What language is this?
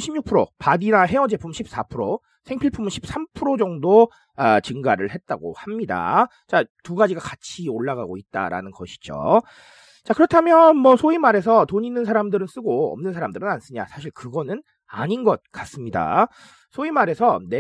Korean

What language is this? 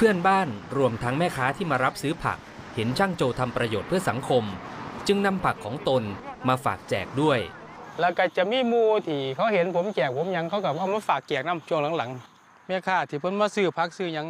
Thai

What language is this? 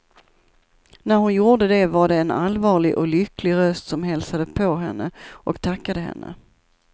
Swedish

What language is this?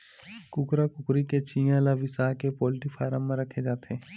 Chhattisgarhi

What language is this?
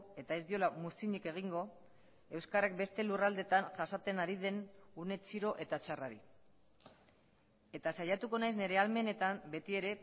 Basque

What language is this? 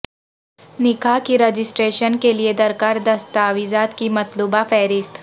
Urdu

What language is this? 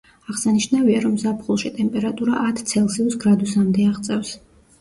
Georgian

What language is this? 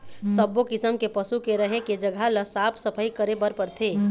Chhattisgarhi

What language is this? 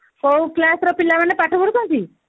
Odia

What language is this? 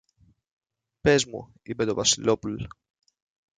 Greek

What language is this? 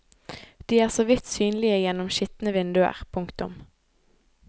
Norwegian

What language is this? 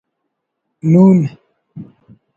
Brahui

